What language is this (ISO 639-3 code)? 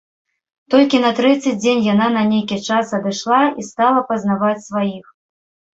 bel